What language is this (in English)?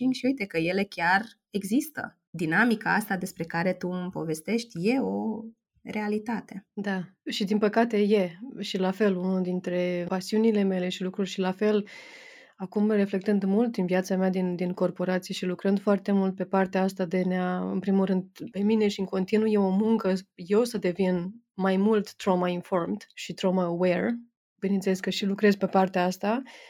Romanian